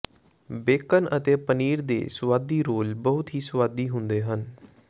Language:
Punjabi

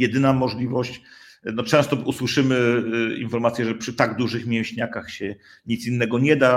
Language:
Polish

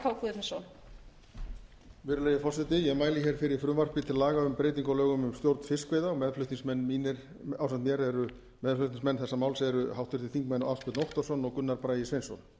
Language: Icelandic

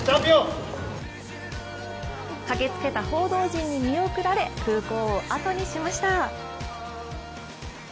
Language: Japanese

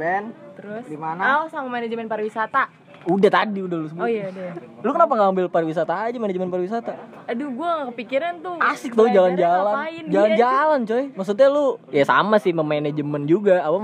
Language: Indonesian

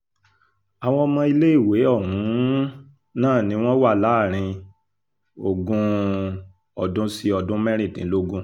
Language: Yoruba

